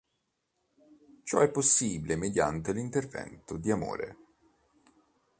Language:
Italian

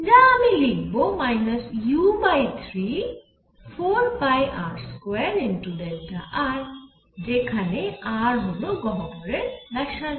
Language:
Bangla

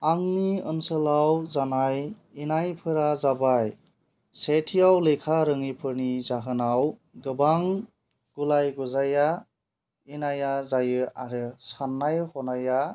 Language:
Bodo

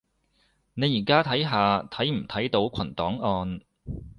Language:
Cantonese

